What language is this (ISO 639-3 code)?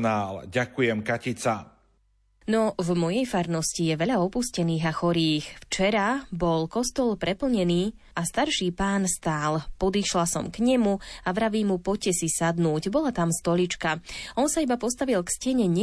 slk